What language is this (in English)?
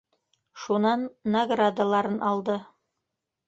Bashkir